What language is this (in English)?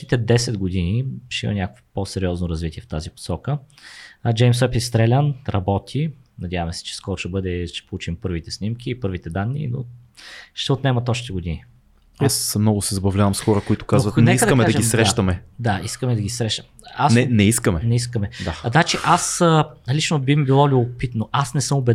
Bulgarian